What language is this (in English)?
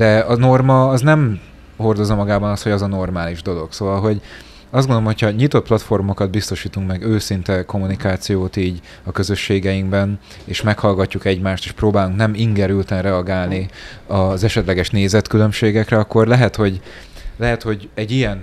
Hungarian